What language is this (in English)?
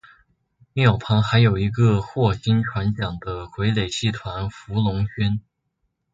Chinese